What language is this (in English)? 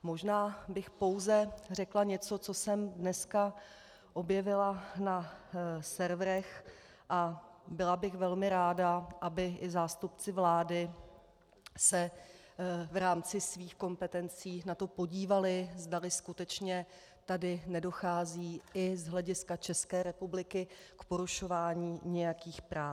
Czech